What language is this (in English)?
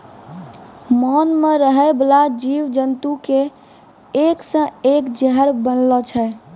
Maithili